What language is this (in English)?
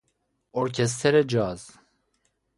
Persian